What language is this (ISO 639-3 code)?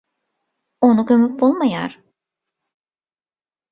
tuk